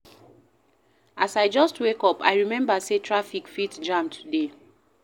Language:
Nigerian Pidgin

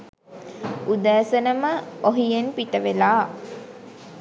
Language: Sinhala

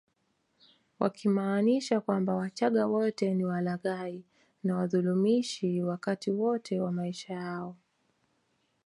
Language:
Swahili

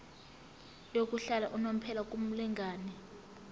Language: Zulu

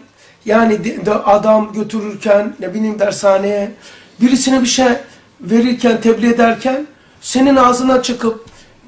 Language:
Turkish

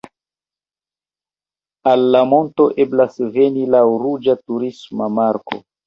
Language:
Esperanto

